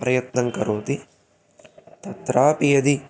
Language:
Sanskrit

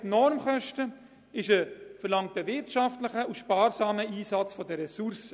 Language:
Swiss German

